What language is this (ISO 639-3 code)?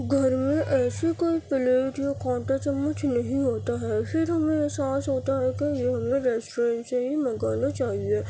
urd